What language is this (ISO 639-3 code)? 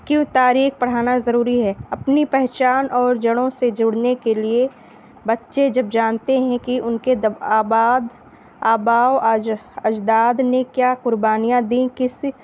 urd